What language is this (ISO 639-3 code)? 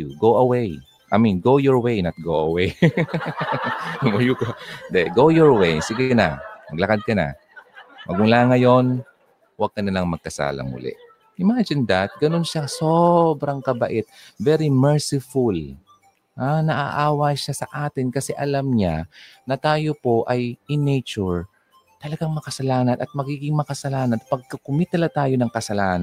fil